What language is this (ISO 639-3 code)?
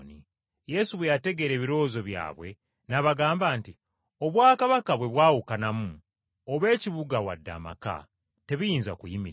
lug